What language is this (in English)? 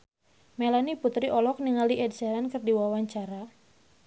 Sundanese